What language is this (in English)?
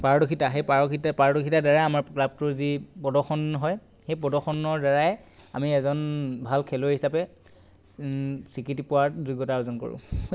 Assamese